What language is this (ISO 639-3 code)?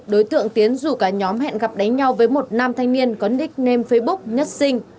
vie